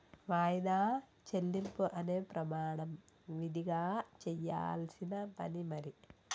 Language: Telugu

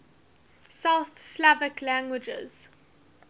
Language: English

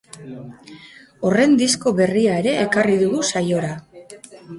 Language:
Basque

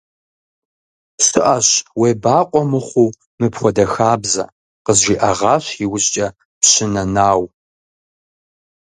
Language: Kabardian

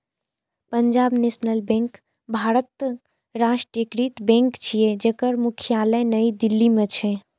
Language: Maithili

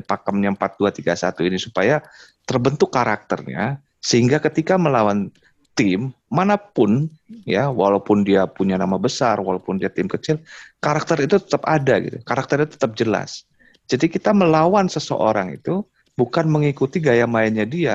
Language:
Indonesian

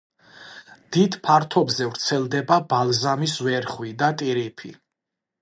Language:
Georgian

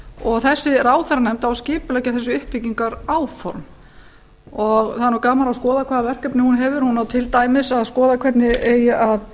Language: Icelandic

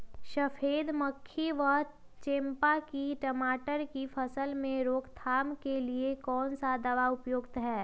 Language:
Magahi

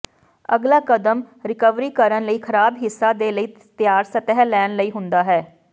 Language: Punjabi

